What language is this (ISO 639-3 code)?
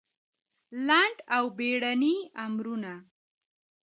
pus